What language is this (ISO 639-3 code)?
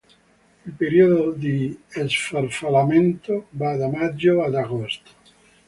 ita